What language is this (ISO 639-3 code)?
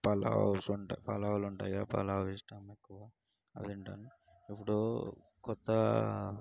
tel